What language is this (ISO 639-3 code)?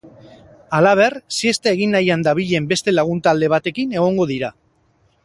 eus